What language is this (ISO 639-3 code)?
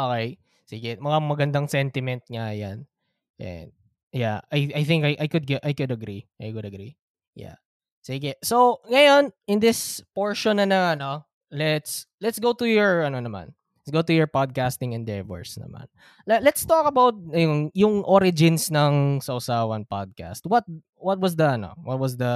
fil